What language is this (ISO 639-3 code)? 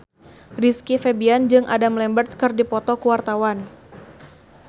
sun